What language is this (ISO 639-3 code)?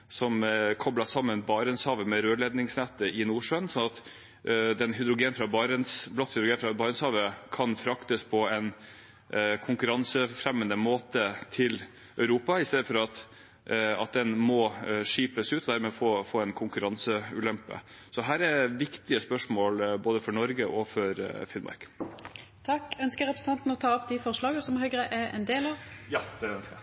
nor